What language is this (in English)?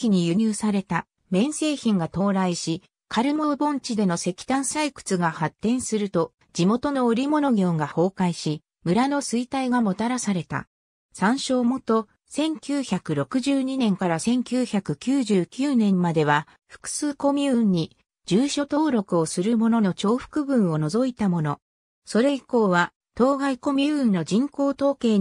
Japanese